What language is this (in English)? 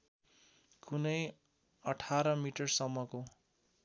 Nepali